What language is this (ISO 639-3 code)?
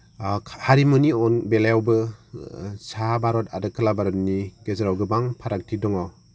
brx